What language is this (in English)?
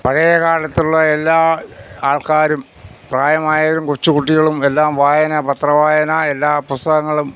Malayalam